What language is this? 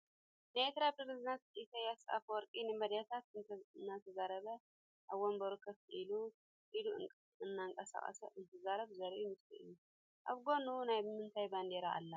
Tigrinya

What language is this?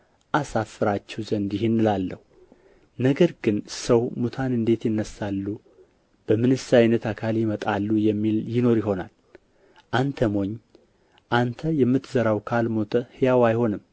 Amharic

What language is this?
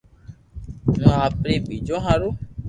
Loarki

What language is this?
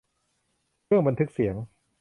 Thai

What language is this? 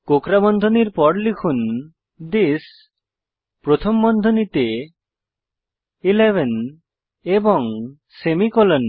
Bangla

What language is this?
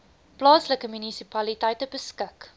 Afrikaans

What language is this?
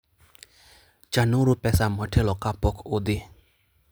Luo (Kenya and Tanzania)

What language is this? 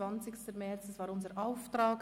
Swiss German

